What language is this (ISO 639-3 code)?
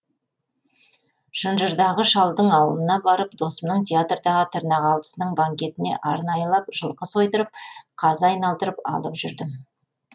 kaz